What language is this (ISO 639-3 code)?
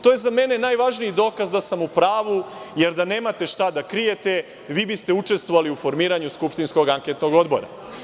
srp